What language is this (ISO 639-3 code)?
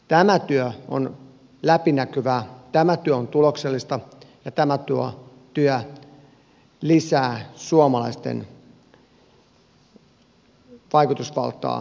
fin